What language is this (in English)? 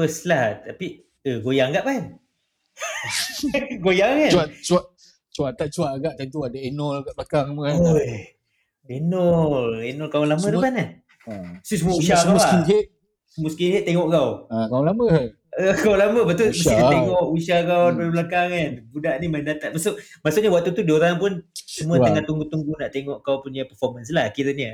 Malay